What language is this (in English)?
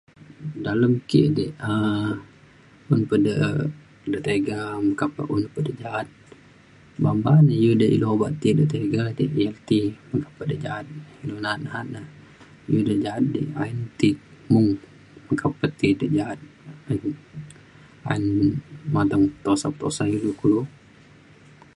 Mainstream Kenyah